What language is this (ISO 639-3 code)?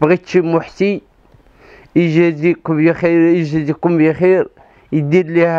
ara